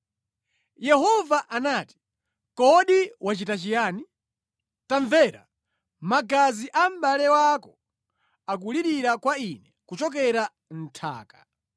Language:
Nyanja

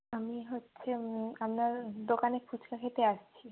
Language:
Bangla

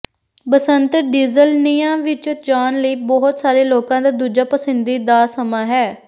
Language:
Punjabi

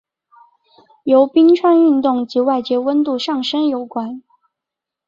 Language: Chinese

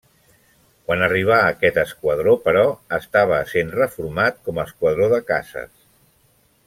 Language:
Catalan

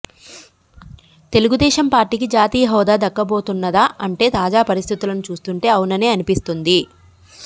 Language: Telugu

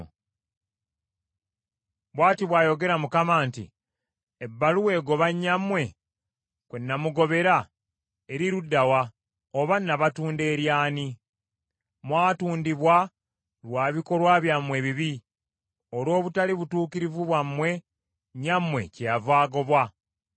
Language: Ganda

